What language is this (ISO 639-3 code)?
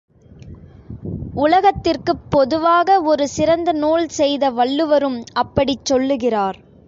tam